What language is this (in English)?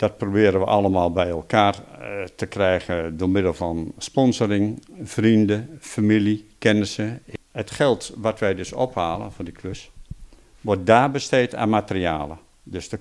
Dutch